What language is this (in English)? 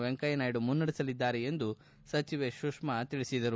Kannada